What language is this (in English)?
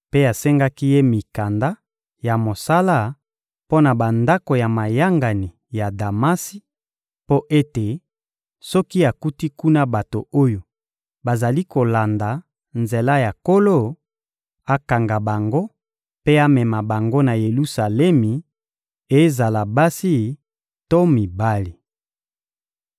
Lingala